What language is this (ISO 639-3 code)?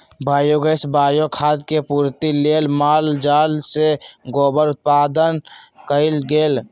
mag